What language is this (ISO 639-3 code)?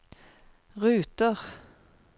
nor